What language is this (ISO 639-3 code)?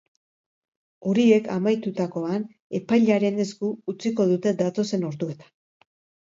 eus